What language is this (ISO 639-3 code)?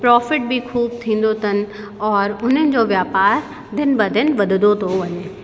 snd